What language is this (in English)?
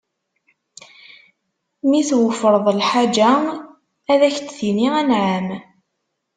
Kabyle